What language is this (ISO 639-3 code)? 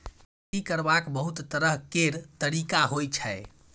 mai